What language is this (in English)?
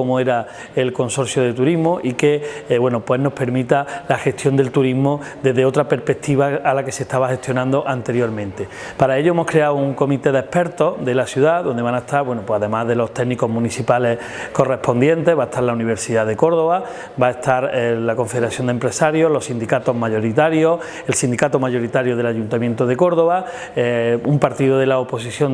Spanish